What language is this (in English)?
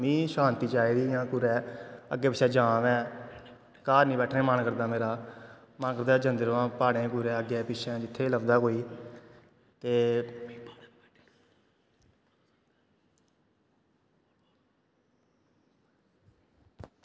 Dogri